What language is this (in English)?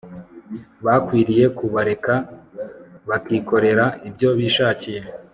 Kinyarwanda